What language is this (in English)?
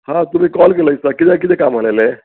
Konkani